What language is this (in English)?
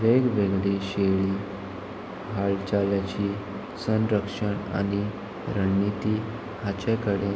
Konkani